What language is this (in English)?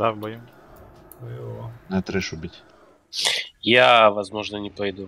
Russian